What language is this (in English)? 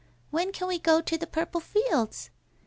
English